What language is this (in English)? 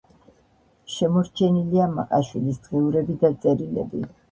Georgian